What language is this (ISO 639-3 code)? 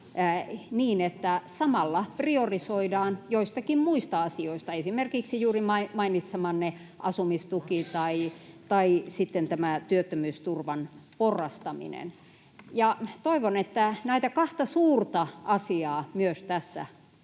fin